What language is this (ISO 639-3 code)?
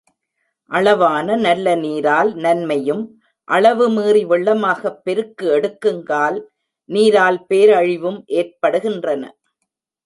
tam